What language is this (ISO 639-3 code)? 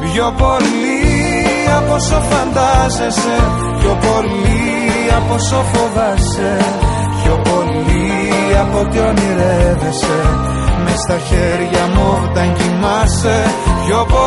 ell